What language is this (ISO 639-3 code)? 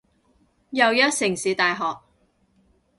yue